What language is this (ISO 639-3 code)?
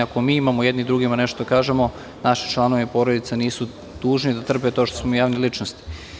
srp